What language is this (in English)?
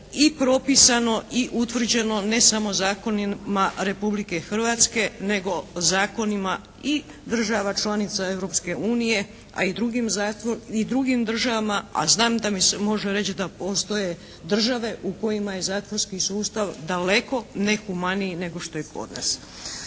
Croatian